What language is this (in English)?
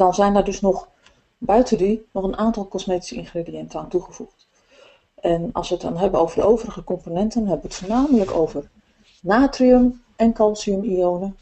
Dutch